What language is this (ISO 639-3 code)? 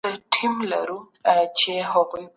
pus